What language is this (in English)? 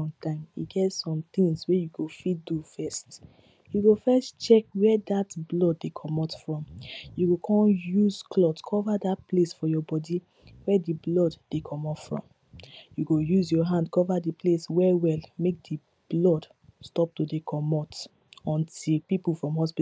Nigerian Pidgin